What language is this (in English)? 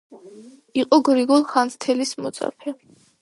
Georgian